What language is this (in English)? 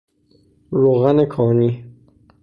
Persian